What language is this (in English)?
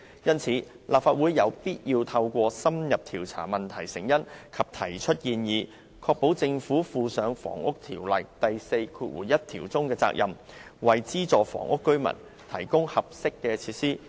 Cantonese